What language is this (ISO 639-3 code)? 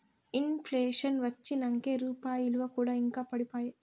tel